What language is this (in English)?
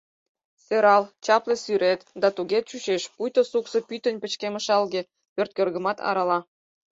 Mari